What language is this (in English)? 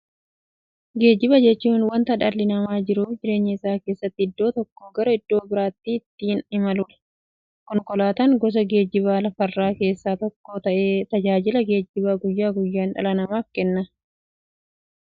Oromo